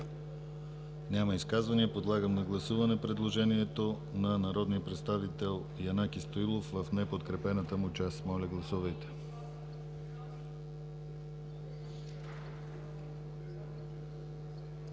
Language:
Bulgarian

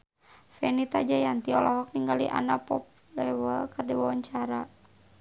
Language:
Sundanese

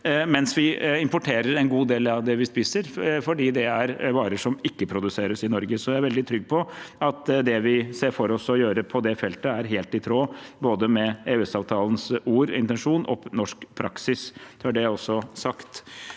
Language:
Norwegian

